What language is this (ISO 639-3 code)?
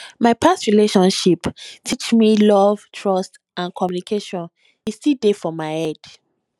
pcm